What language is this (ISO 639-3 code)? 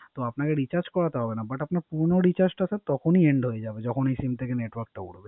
ben